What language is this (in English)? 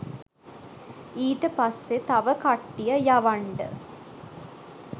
Sinhala